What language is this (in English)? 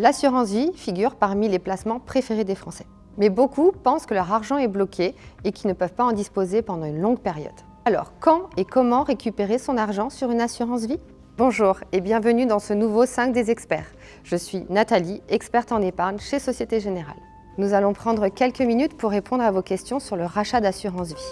French